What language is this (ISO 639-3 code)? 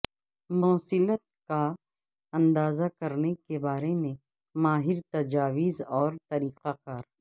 urd